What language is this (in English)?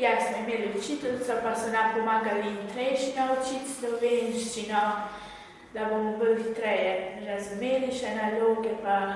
Italian